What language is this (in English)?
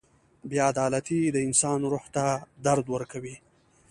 Pashto